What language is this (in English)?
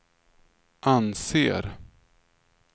Swedish